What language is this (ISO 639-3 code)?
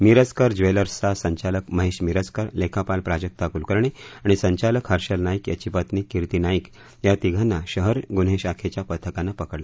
mar